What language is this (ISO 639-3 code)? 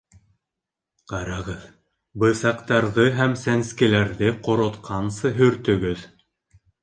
bak